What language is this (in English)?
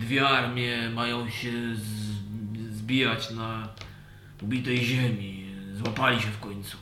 Polish